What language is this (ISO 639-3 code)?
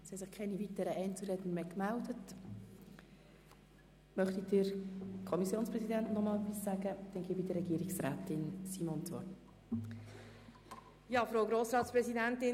gsw